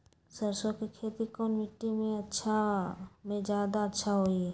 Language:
Magahi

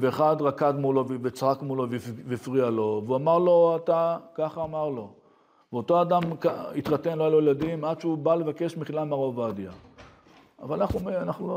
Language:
Hebrew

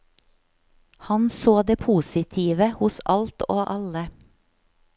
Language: Norwegian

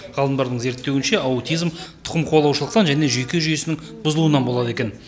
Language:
Kazakh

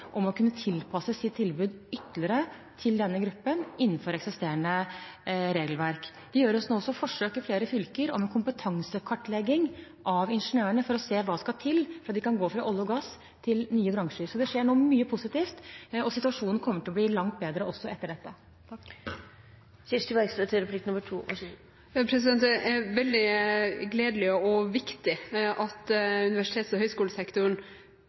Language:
Norwegian Bokmål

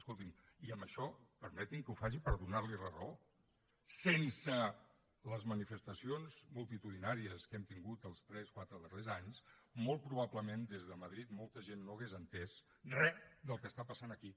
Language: Catalan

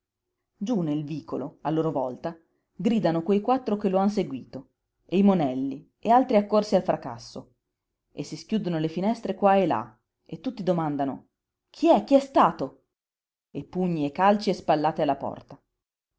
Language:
Italian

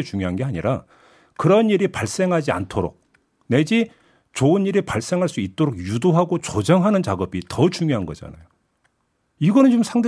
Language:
Korean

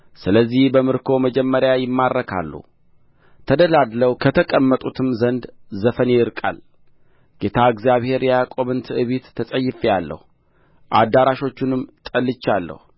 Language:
Amharic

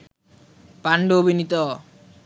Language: Bangla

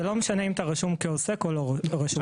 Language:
Hebrew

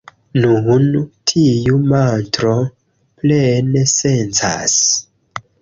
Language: Esperanto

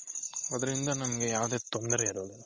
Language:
Kannada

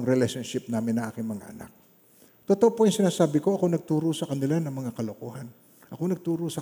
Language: Filipino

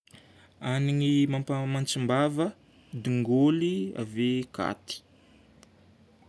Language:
Northern Betsimisaraka Malagasy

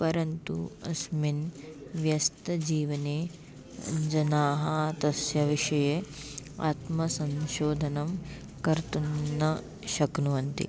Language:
Sanskrit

